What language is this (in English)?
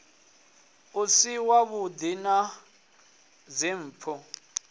Venda